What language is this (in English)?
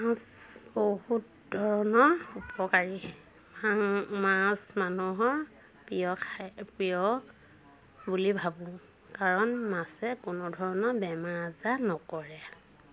Assamese